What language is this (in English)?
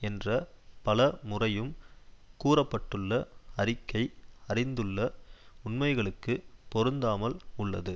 Tamil